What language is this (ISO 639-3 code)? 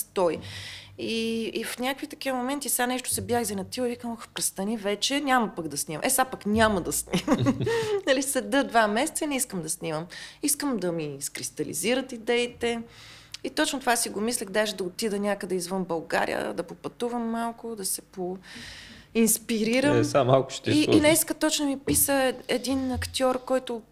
bul